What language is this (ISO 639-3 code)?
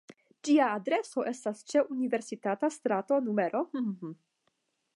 epo